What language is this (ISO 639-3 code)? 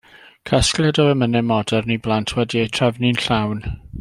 cym